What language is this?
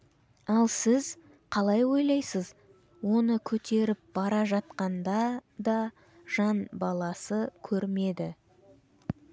Kazakh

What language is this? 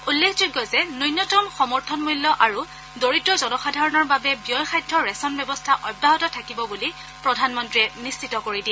Assamese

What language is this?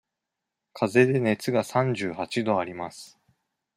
Japanese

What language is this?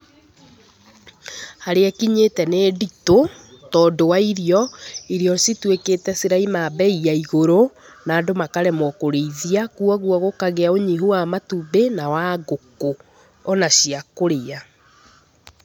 Kikuyu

